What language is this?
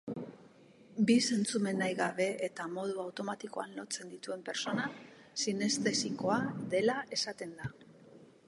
Basque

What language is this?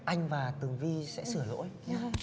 Vietnamese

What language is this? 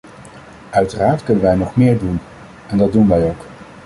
Dutch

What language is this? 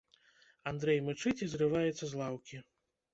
Belarusian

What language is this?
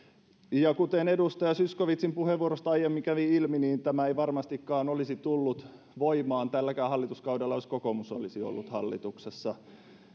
Finnish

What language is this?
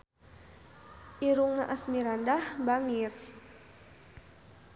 Sundanese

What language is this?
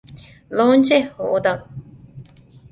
Divehi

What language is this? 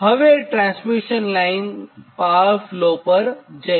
Gujarati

